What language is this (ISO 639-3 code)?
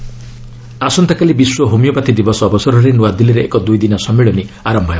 ori